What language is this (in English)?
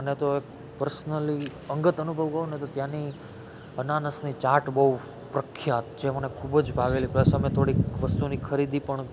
Gujarati